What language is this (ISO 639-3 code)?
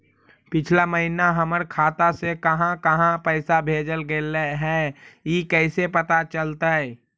mag